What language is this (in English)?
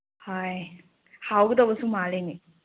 Manipuri